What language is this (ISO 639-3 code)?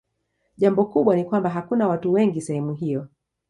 swa